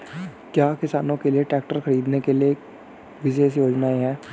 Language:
Hindi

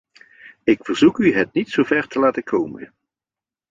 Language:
Dutch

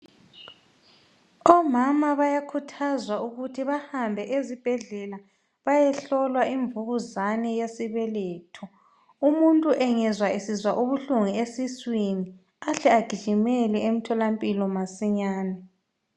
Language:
North Ndebele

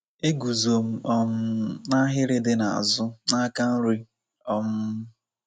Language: Igbo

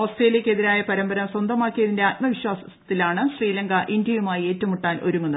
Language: Malayalam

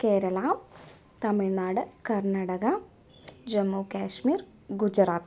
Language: Malayalam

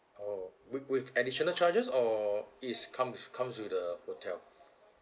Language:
English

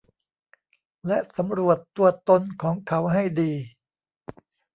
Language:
Thai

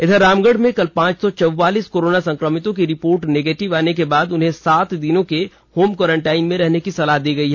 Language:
Hindi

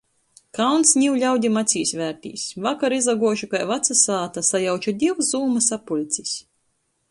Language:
Latgalian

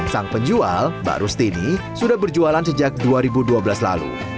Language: Indonesian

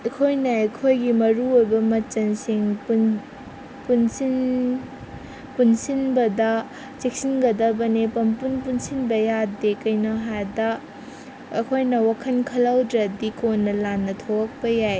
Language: Manipuri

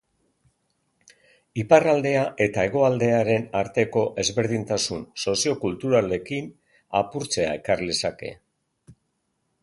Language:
Basque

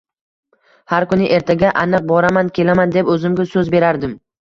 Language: Uzbek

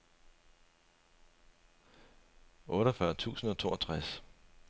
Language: Danish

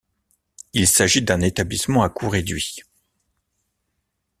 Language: French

